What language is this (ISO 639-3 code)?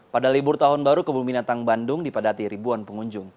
ind